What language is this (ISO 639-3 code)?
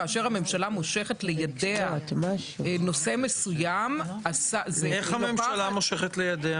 heb